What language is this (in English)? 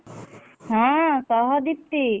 Odia